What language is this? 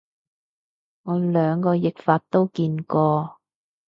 Cantonese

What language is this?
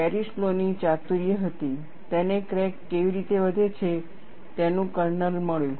Gujarati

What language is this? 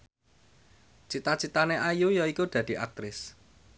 Javanese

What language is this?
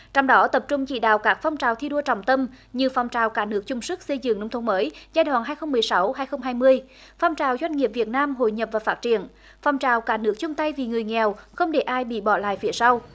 Vietnamese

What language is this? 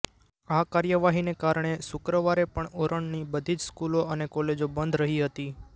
Gujarati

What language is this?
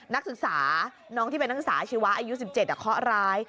Thai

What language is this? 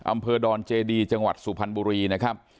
Thai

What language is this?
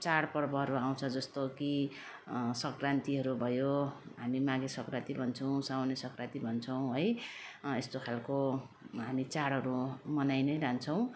Nepali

